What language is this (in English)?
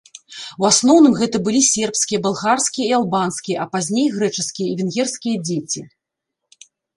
Belarusian